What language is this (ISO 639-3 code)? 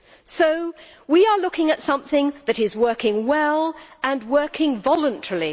eng